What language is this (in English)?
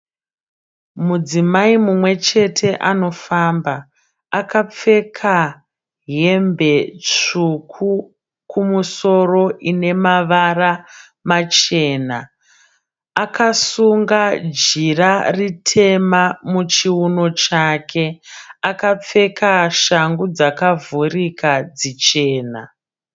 Shona